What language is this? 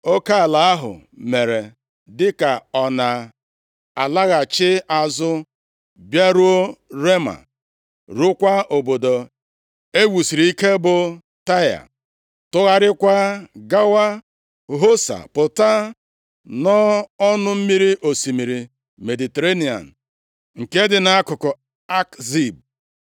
Igbo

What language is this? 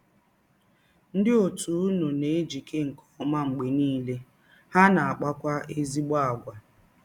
Igbo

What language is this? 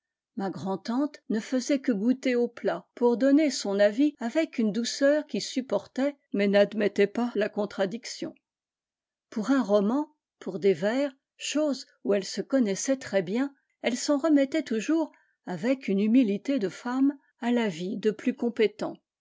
French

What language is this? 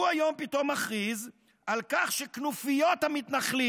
Hebrew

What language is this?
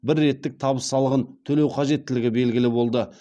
Kazakh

